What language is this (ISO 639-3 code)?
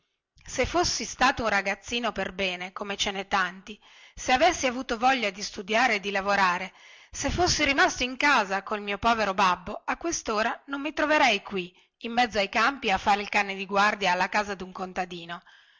ita